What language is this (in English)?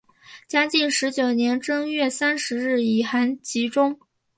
Chinese